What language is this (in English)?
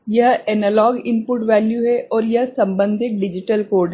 Hindi